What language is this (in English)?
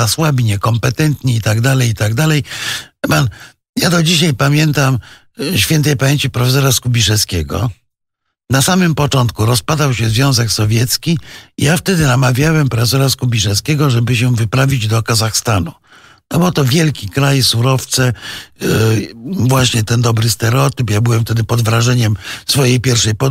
Polish